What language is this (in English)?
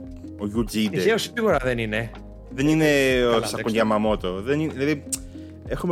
Greek